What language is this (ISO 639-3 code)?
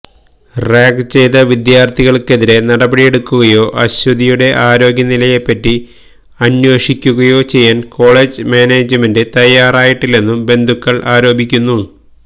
mal